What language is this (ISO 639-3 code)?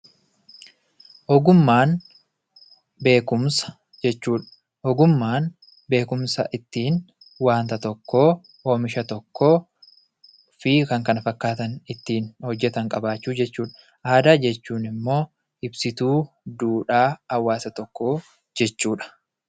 orm